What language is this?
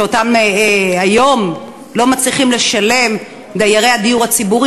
Hebrew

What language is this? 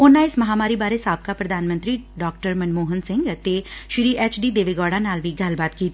Punjabi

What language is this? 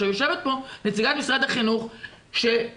Hebrew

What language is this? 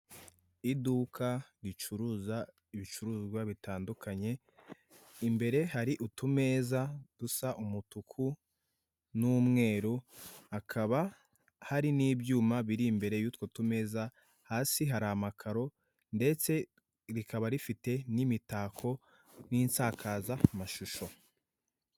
Kinyarwanda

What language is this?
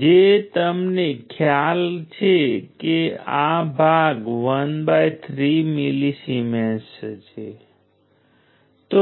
Gujarati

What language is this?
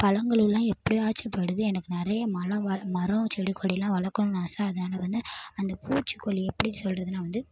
Tamil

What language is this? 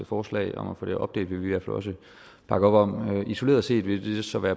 Danish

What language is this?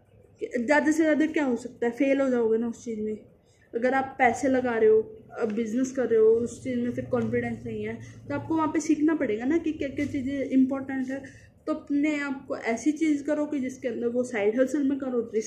Hindi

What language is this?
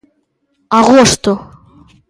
Galician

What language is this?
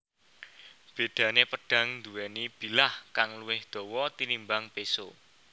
Javanese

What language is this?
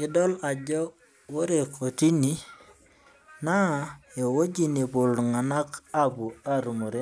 Masai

